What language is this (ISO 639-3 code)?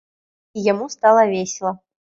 bel